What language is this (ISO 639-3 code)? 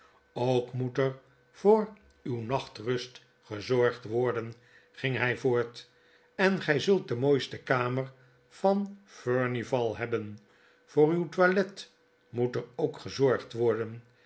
nld